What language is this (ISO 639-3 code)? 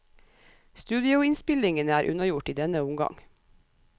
nor